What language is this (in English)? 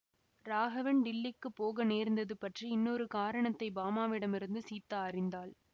Tamil